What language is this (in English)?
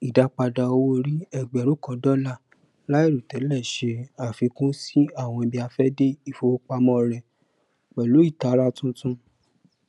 Yoruba